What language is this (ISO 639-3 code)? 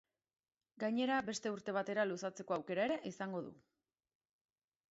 eus